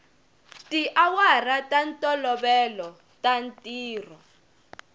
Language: Tsonga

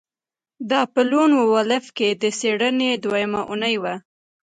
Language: Pashto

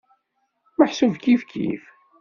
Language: Kabyle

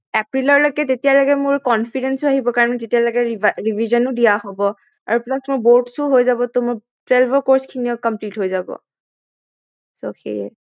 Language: Assamese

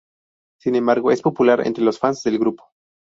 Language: Spanish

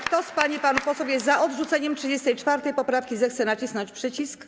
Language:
Polish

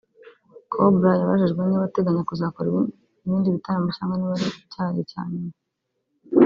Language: Kinyarwanda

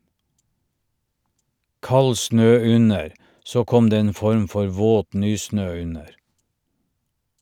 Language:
Norwegian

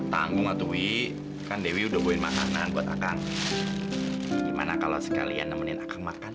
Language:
Indonesian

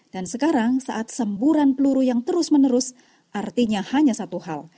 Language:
Indonesian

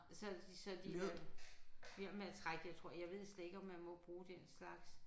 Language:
Danish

